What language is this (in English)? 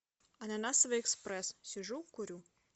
Russian